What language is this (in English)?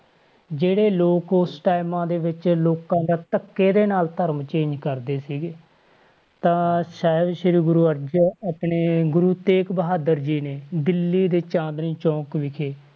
Punjabi